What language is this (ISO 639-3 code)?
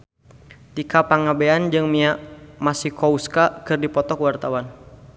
sun